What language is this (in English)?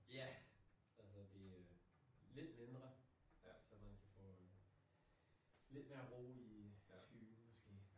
Danish